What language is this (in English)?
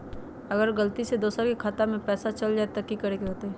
Magahi